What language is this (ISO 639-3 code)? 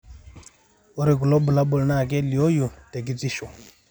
mas